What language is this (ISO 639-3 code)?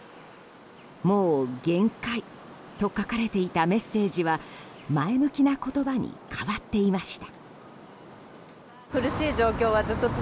jpn